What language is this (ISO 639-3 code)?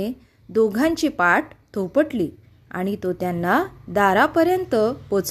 mar